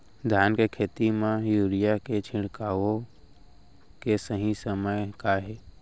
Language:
Chhattisgarhi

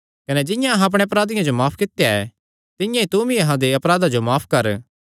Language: Kangri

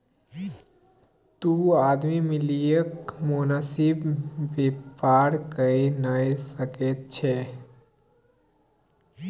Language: Maithili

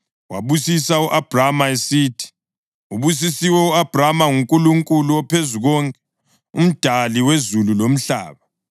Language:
North Ndebele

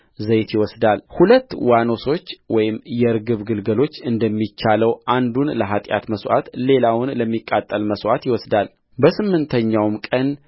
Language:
Amharic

